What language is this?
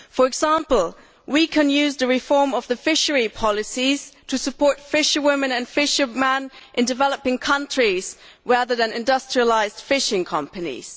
English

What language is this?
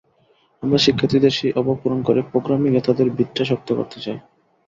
Bangla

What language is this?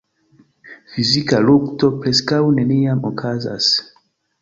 Esperanto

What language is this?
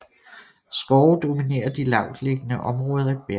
Danish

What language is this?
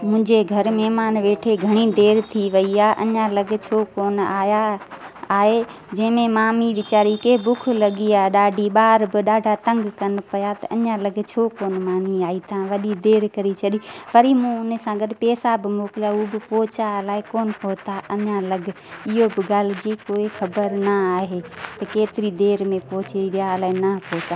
Sindhi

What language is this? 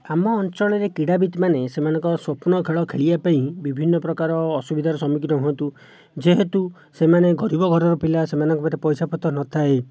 Odia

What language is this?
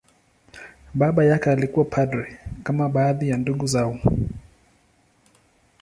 Swahili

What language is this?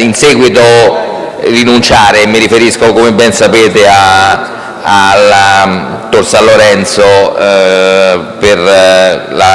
Italian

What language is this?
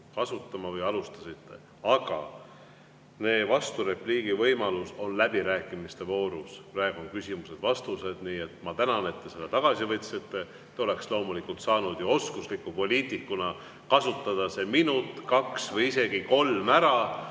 Estonian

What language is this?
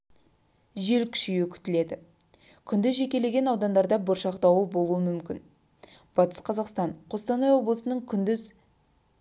Kazakh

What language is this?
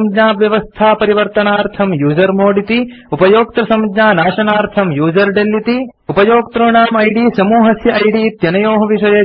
Sanskrit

